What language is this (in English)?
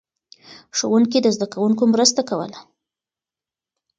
Pashto